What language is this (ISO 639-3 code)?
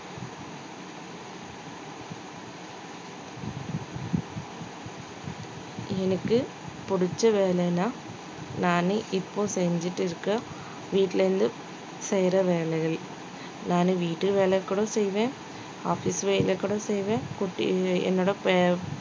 tam